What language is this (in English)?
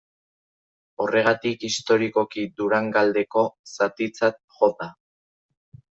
Basque